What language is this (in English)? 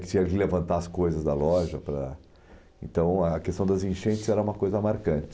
Portuguese